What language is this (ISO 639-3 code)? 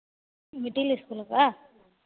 hin